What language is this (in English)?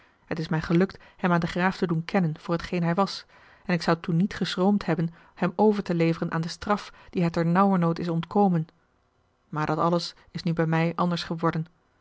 Dutch